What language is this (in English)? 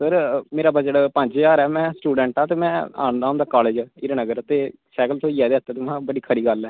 Dogri